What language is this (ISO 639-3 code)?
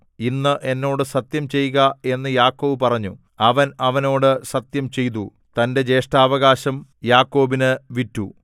mal